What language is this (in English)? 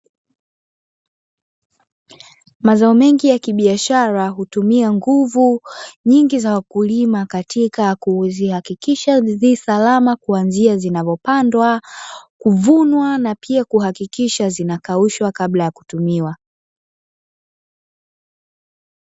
Swahili